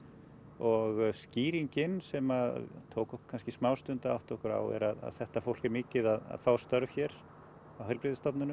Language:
Icelandic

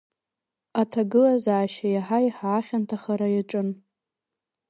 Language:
Abkhazian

